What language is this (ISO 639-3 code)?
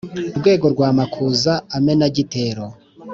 kin